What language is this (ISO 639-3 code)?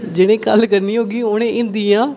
doi